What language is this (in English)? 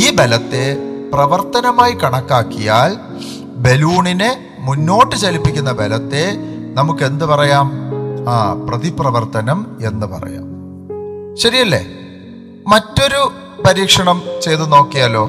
Malayalam